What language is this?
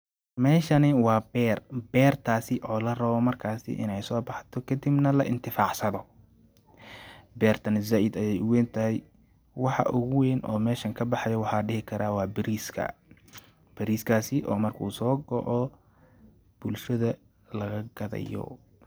Somali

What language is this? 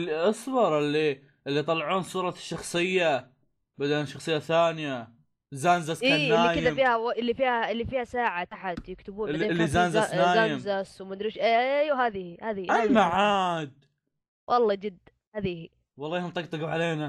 Arabic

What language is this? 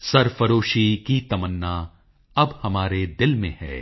Punjabi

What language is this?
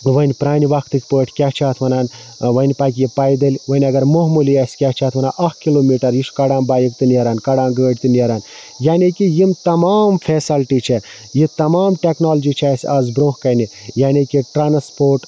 Kashmiri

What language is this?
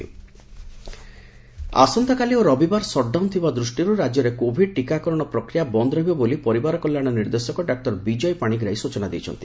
Odia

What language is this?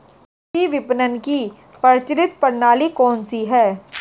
Hindi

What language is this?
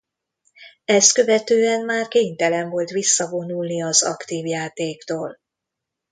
Hungarian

